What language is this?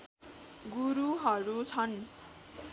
Nepali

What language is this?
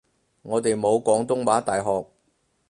Cantonese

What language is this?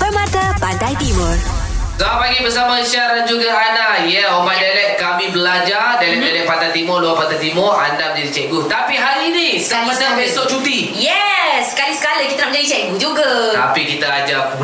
Malay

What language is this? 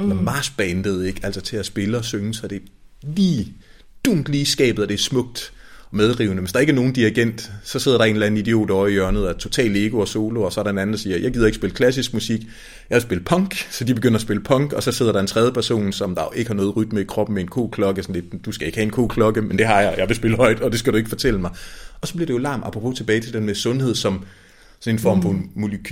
Danish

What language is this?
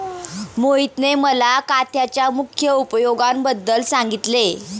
Marathi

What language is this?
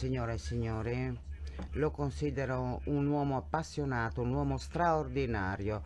Italian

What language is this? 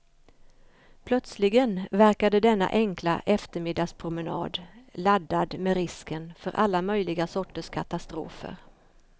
Swedish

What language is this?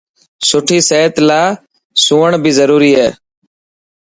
Dhatki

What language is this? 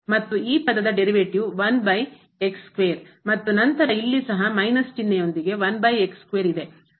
Kannada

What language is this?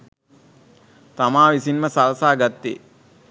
Sinhala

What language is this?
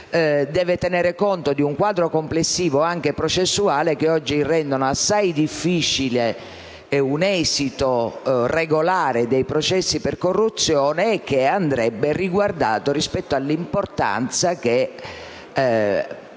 Italian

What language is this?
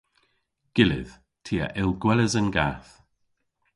Cornish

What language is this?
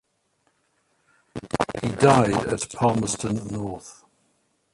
English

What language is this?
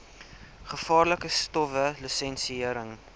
Afrikaans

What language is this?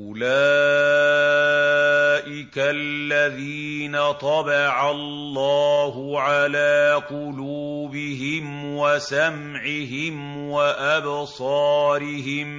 Arabic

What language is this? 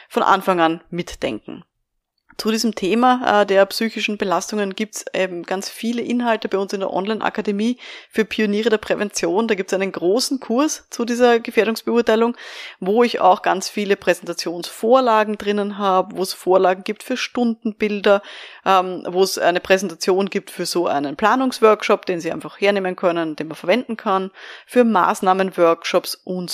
German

